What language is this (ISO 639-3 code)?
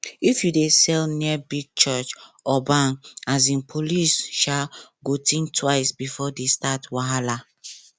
pcm